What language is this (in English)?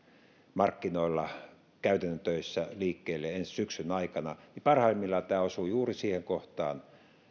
Finnish